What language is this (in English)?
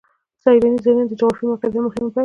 Pashto